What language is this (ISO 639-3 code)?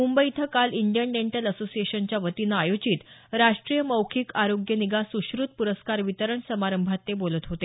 mar